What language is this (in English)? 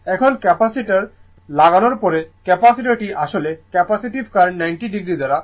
Bangla